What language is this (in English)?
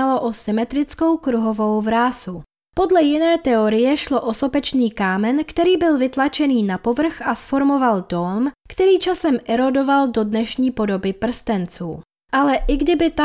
Czech